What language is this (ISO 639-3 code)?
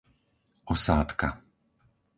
slk